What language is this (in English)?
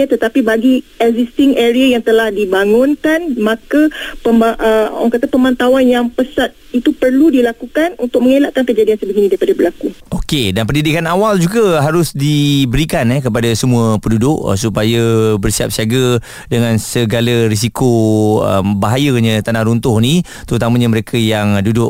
Malay